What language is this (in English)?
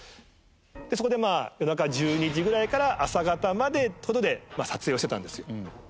Japanese